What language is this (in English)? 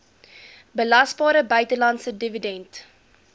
Afrikaans